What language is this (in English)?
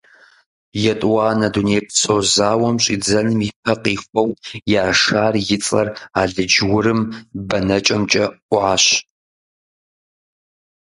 Kabardian